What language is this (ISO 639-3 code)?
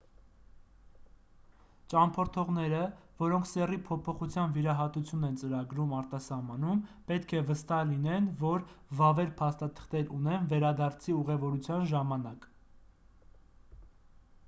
hye